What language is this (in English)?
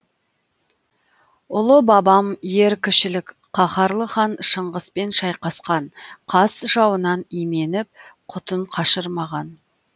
Kazakh